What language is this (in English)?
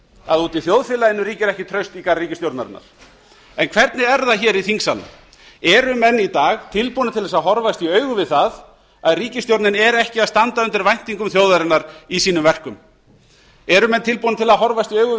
Icelandic